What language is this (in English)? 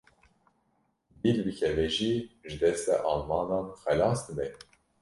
Kurdish